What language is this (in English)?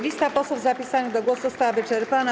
Polish